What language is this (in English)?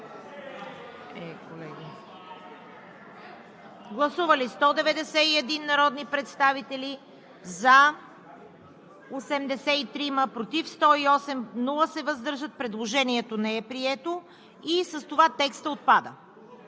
Bulgarian